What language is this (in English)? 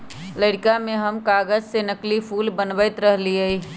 Magahi